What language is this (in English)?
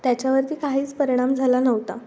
Marathi